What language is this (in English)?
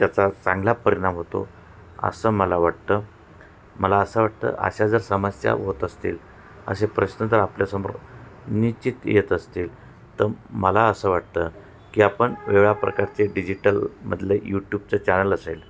Marathi